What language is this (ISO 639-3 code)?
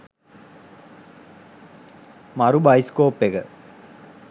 sin